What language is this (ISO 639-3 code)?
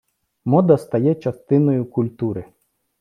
ukr